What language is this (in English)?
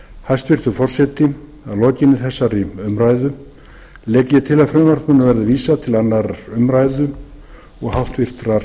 Icelandic